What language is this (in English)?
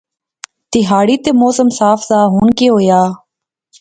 Pahari-Potwari